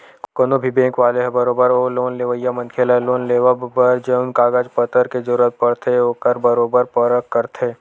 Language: Chhattisgarhi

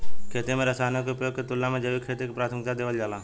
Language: Bhojpuri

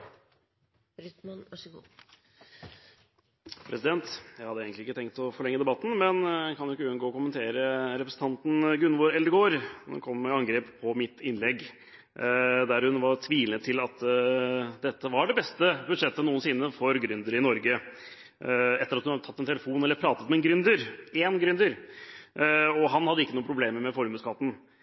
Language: Norwegian Bokmål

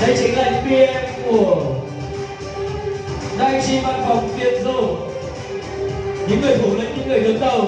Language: Vietnamese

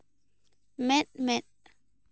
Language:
Santali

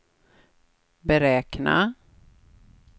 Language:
Swedish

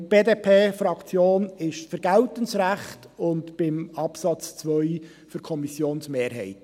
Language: Swiss German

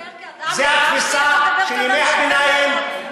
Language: Hebrew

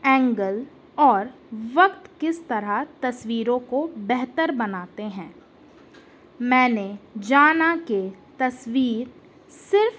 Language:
Urdu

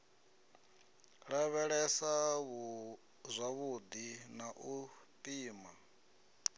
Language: Venda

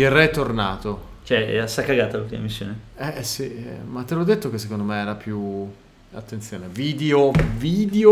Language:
Italian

